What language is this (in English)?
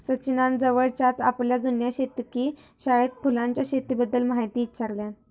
Marathi